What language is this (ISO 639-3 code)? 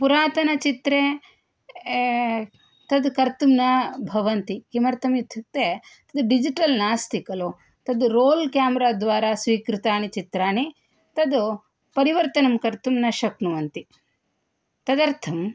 san